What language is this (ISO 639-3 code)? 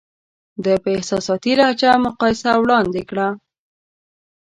pus